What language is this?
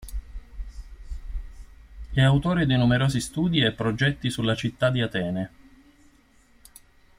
Italian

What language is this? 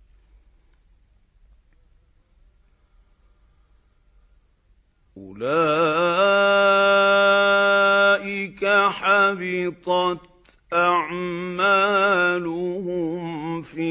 Arabic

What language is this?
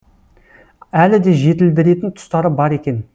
Kazakh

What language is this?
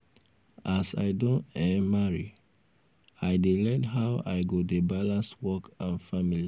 Nigerian Pidgin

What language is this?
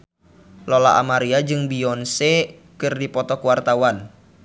Sundanese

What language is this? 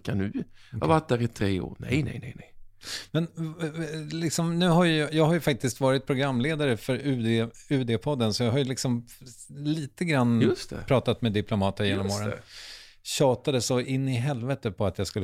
Swedish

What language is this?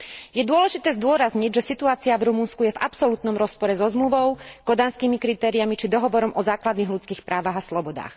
Slovak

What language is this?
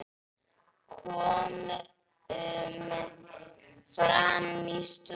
Icelandic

